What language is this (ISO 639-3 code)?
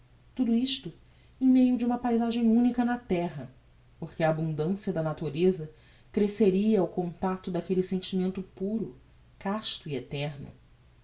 por